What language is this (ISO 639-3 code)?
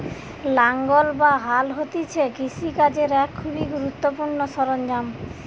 ben